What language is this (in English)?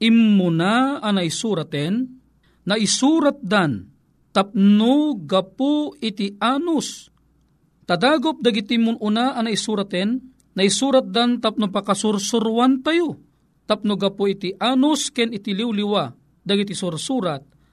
Filipino